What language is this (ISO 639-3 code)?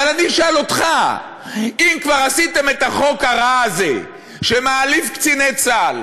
heb